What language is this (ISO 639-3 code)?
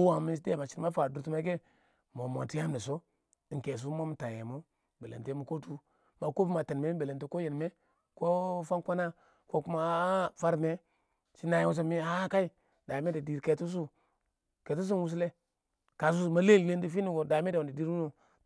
awo